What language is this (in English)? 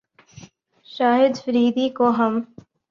Urdu